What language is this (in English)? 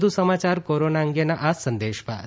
Gujarati